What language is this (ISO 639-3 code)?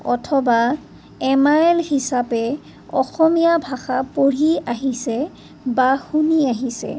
asm